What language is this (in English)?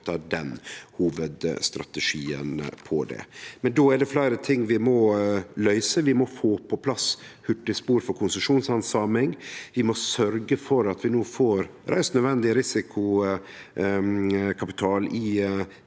Norwegian